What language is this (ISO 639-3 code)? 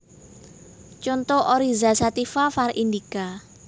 jav